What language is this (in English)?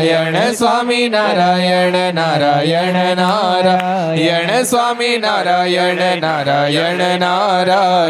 Gujarati